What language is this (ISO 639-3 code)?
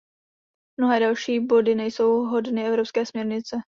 ces